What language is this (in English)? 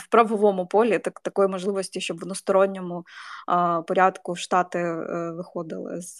Ukrainian